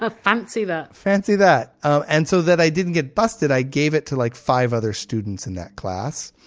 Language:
English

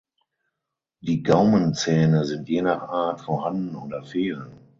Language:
German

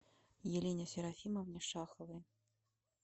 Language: Russian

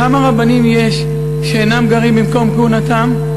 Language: Hebrew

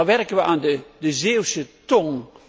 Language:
Dutch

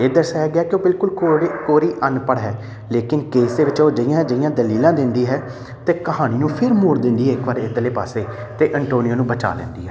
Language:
Punjabi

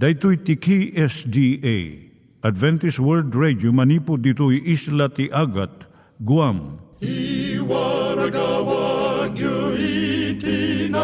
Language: Filipino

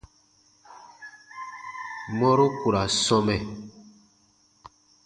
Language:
Baatonum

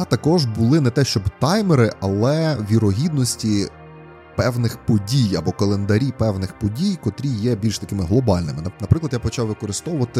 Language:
Ukrainian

